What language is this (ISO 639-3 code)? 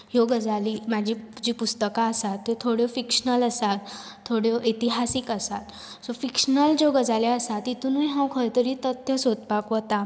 kok